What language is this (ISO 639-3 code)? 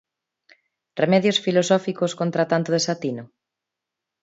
glg